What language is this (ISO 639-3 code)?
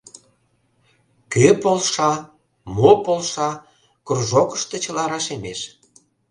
chm